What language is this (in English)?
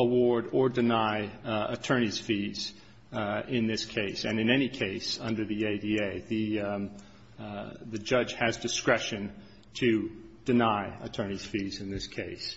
English